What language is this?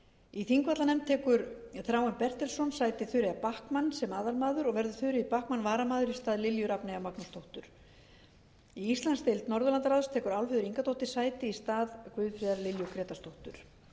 Icelandic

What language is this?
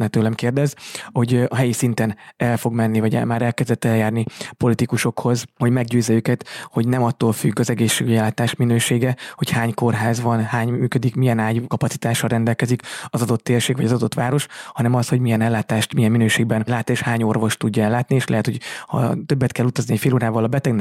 Hungarian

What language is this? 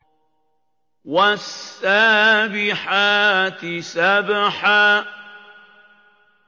Arabic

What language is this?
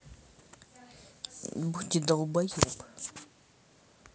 Russian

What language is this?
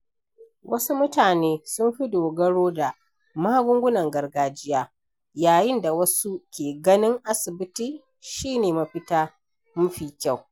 Hausa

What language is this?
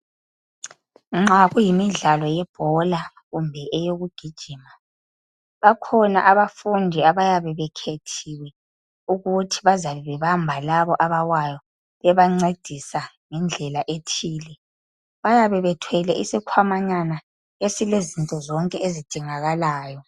North Ndebele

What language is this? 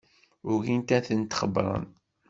Kabyle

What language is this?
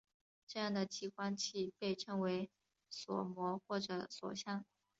Chinese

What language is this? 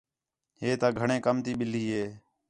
Khetrani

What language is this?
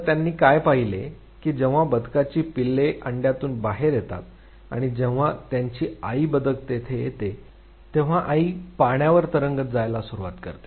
Marathi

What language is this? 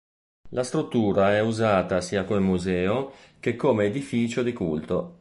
Italian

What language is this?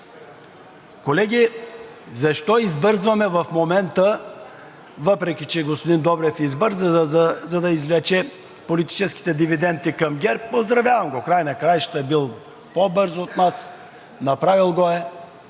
Bulgarian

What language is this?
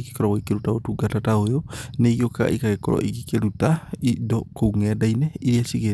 Kikuyu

